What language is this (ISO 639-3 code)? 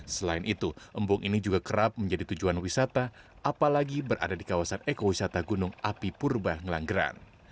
ind